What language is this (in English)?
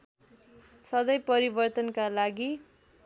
Nepali